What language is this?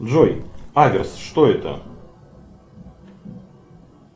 Russian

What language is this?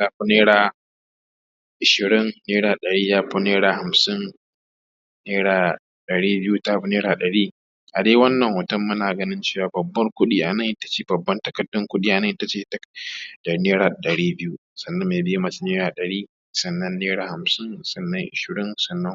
Hausa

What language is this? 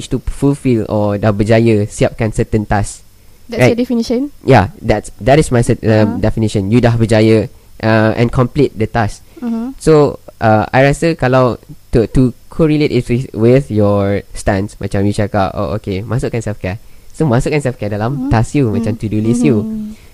Malay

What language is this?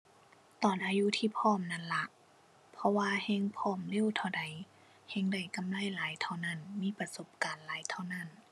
Thai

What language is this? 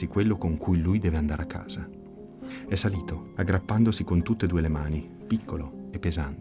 Italian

